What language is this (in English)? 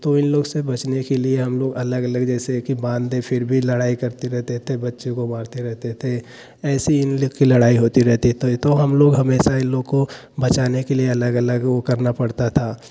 Hindi